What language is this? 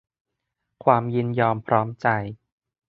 Thai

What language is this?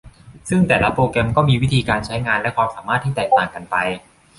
Thai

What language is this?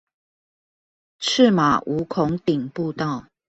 Chinese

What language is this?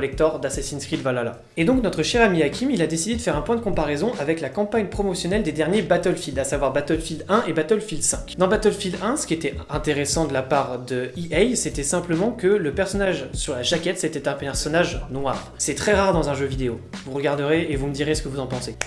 French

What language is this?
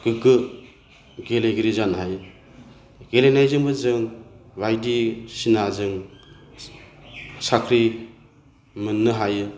Bodo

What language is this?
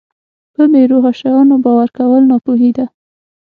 Pashto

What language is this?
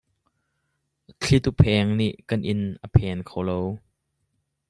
Hakha Chin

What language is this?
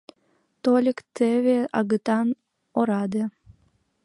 Mari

